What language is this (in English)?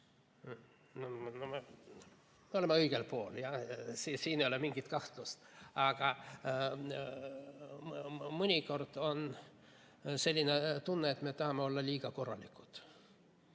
Estonian